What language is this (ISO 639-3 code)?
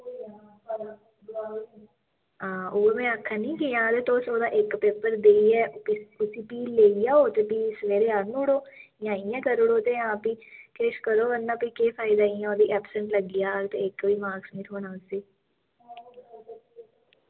doi